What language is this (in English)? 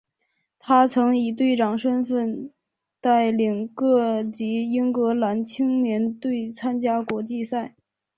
Chinese